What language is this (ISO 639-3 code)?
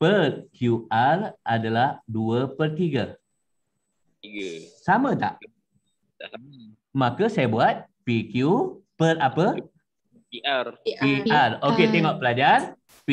msa